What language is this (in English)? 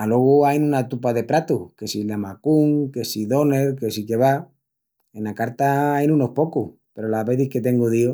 Extremaduran